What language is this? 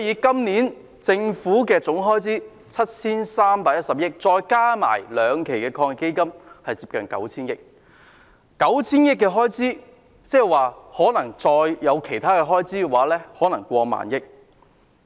Cantonese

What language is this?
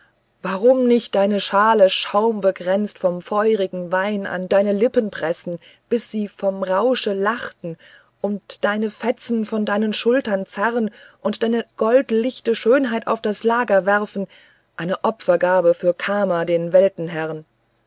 German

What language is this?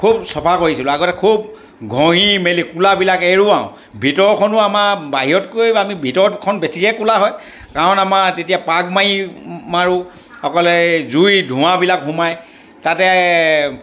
Assamese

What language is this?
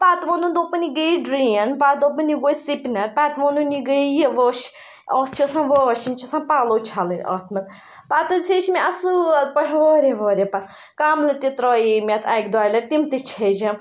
Kashmiri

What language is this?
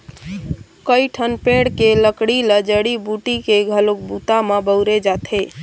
Chhattisgarhi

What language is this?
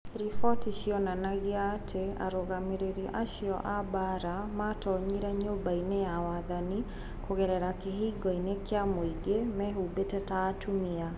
Kikuyu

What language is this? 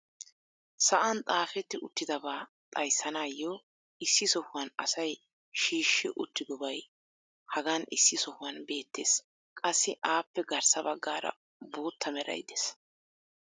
Wolaytta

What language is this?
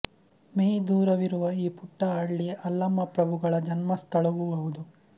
Kannada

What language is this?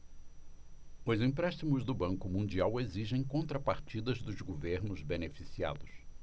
Portuguese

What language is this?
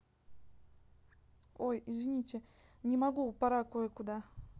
Russian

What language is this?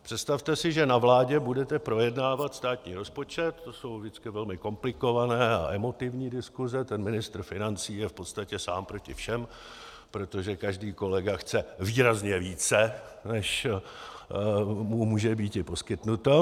Czech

